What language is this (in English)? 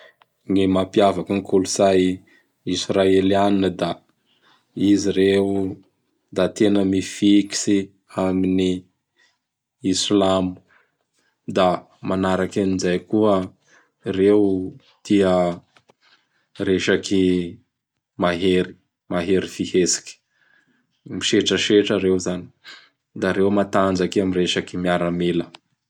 Bara Malagasy